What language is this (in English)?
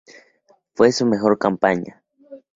Spanish